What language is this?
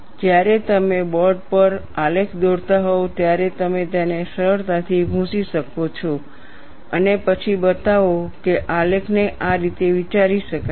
Gujarati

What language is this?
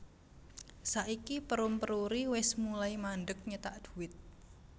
Javanese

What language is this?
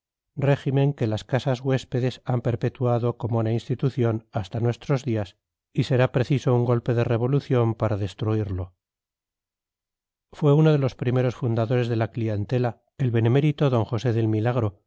Spanish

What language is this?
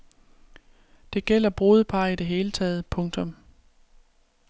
Danish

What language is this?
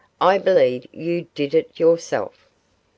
English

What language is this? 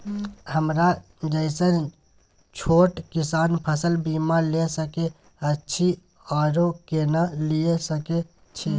Maithili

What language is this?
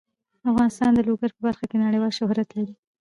Pashto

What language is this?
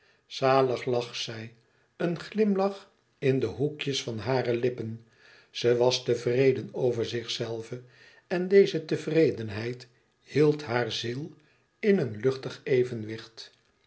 Dutch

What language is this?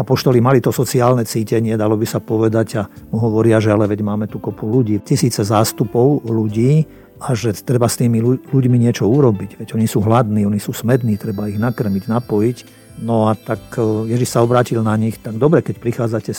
Slovak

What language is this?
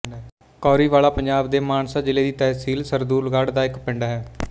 Punjabi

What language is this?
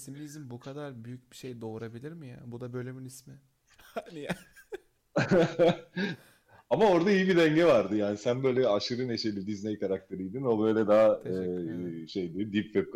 Turkish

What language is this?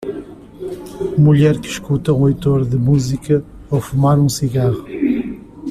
Portuguese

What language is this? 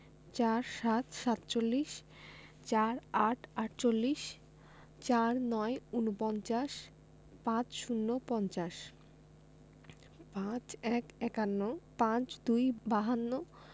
Bangla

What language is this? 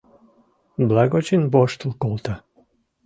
Mari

